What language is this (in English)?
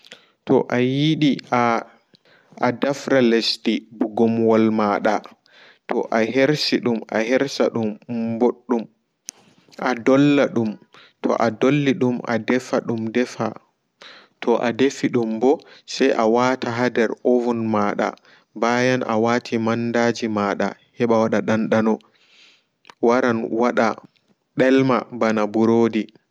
Fula